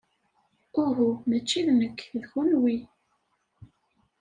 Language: Kabyle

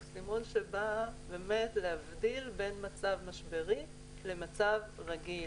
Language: Hebrew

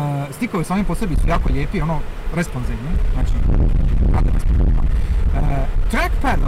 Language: Croatian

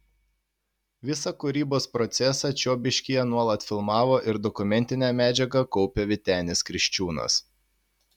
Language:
Lithuanian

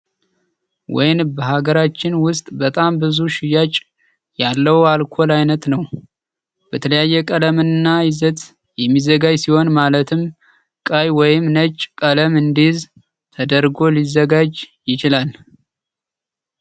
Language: Amharic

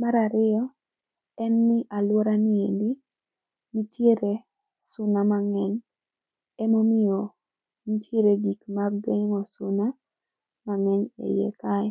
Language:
Luo (Kenya and Tanzania)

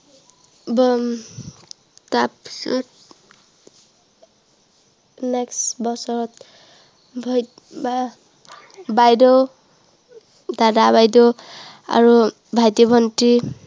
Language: Assamese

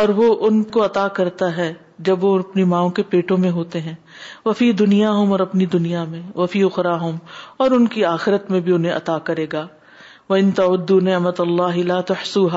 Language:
Urdu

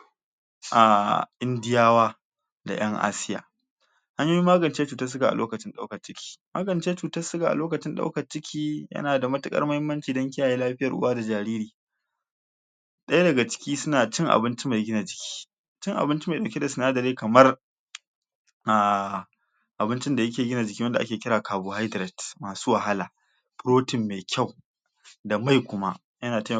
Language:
Hausa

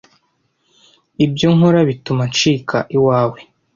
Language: Kinyarwanda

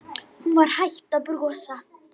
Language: Icelandic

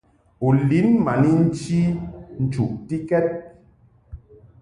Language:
Mungaka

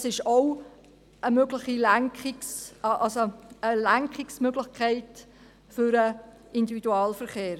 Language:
Swiss German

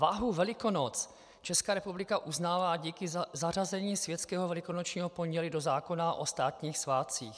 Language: Czech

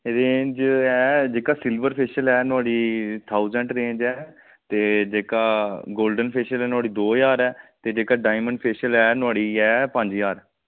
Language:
Dogri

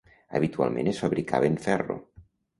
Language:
Catalan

